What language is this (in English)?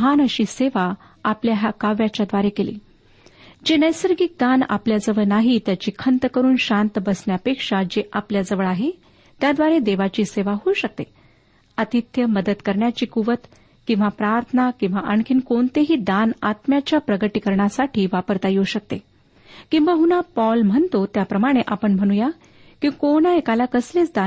Marathi